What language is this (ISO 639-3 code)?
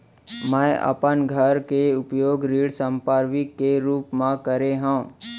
hne